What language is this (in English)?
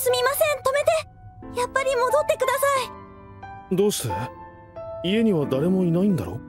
Japanese